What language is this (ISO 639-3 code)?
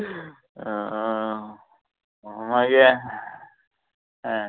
kok